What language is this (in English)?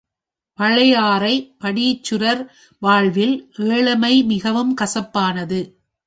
Tamil